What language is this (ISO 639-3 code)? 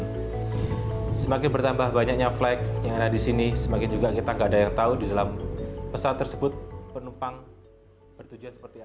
ind